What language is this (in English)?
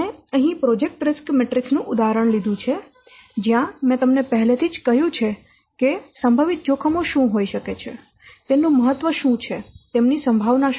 Gujarati